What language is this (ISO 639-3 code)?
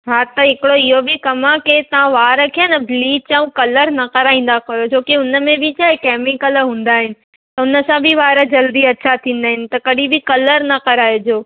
snd